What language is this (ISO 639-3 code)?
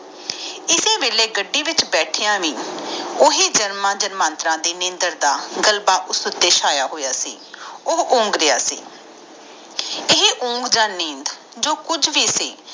pan